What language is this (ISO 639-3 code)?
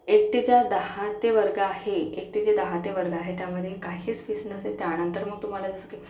mar